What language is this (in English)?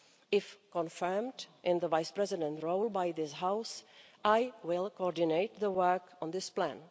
English